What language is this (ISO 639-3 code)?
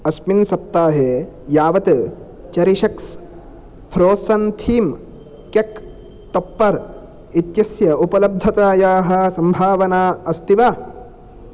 san